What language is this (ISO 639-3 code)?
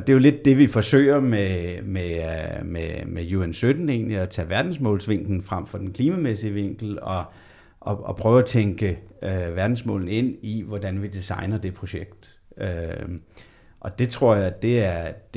dan